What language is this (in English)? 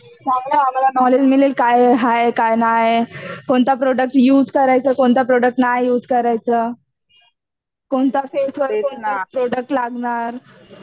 Marathi